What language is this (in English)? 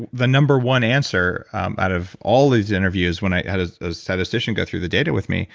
English